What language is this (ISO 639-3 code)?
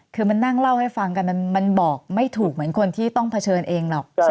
tha